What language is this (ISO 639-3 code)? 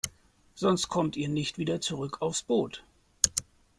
deu